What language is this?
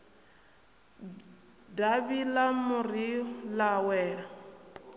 Venda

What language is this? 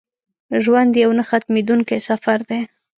Pashto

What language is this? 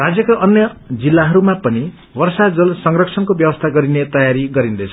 Nepali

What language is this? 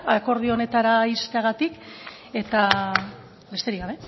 Basque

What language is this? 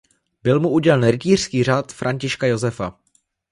Czech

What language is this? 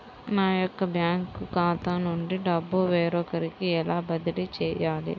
Telugu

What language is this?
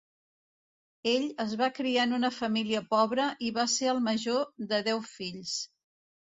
Catalan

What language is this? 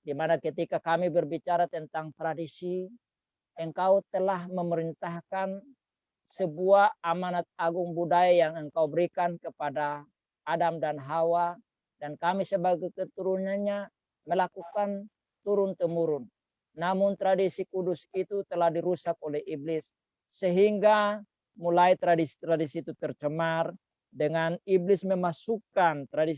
Indonesian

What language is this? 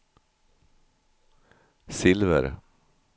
Swedish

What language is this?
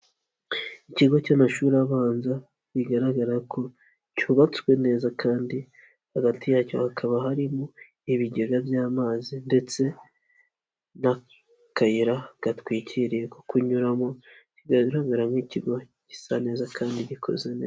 Kinyarwanda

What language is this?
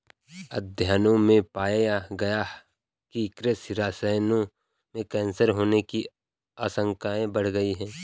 Hindi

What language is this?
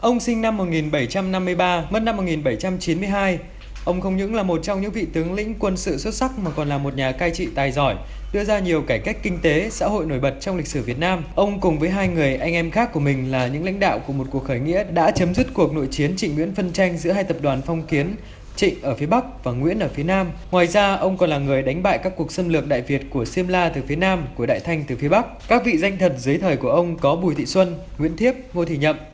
Vietnamese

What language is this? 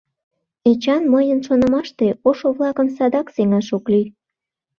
Mari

